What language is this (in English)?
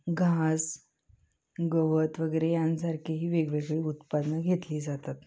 Marathi